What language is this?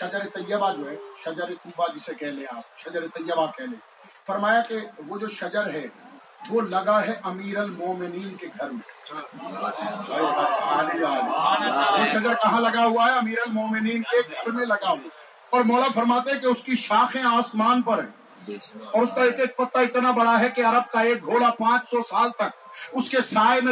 Urdu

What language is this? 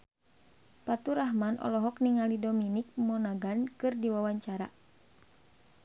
Sundanese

